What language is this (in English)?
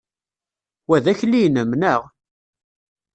Kabyle